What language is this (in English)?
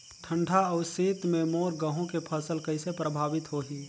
Chhattisgarhi